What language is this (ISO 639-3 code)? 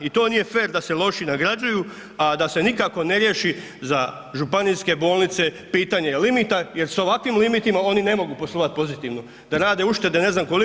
hrv